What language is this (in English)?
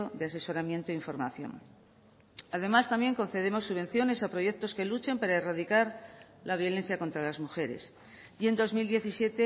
Spanish